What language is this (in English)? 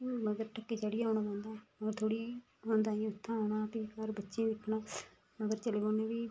Dogri